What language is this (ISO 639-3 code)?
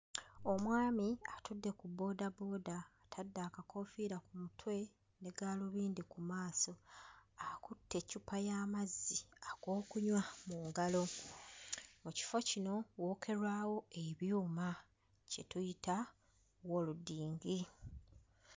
lug